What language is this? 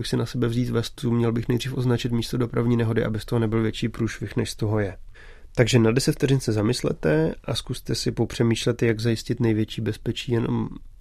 Czech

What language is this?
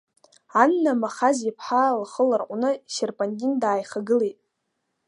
Abkhazian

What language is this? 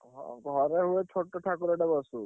Odia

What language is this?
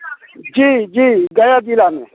Maithili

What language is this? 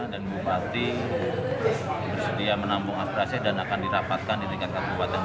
Indonesian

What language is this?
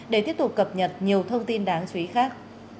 Vietnamese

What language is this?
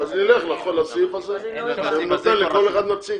Hebrew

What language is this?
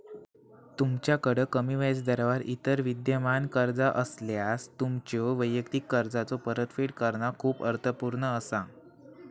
Marathi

